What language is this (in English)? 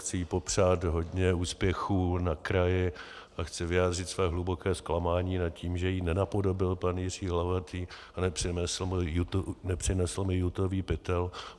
Czech